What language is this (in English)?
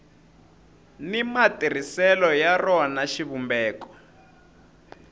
Tsonga